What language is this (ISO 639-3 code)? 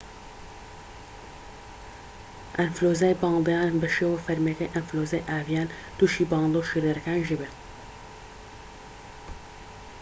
ckb